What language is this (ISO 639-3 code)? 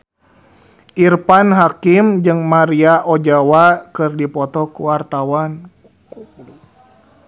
sun